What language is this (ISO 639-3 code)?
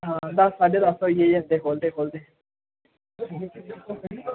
doi